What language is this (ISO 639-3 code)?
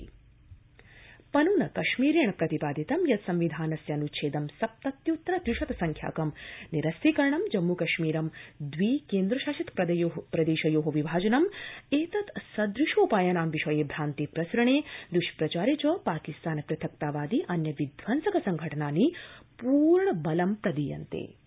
san